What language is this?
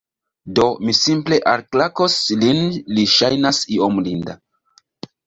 Esperanto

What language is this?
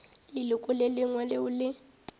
Northern Sotho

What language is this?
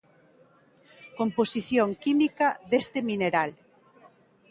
Galician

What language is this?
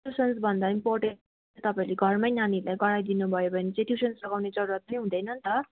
Nepali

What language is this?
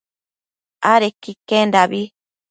Matsés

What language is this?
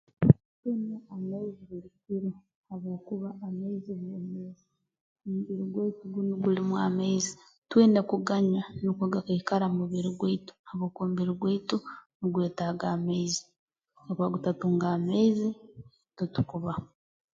Tooro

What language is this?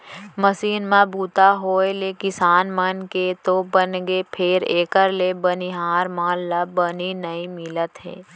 Chhattisgarhi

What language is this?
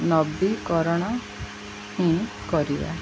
Odia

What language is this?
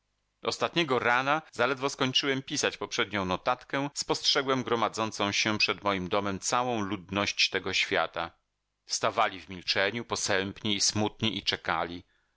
Polish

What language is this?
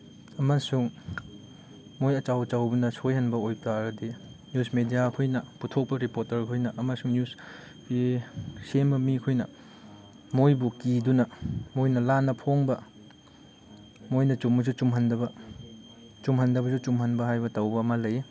Manipuri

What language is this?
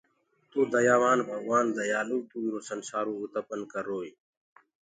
Gurgula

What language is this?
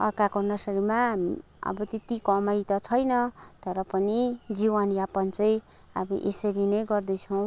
Nepali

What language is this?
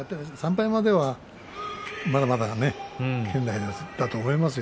Japanese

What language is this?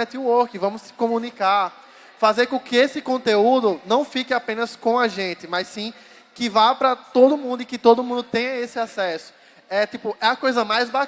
Portuguese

